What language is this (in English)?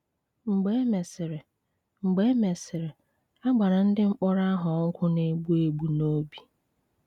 Igbo